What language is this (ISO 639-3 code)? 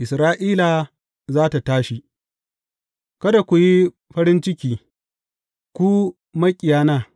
hau